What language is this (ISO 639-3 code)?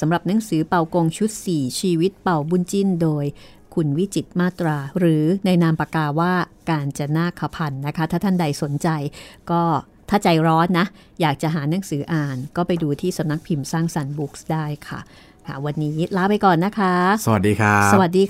tha